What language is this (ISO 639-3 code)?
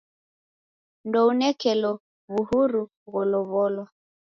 dav